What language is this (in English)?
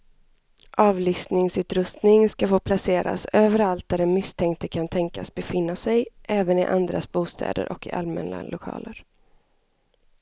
Swedish